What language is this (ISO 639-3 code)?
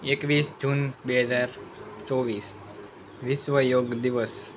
guj